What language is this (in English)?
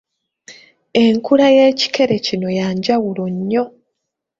Ganda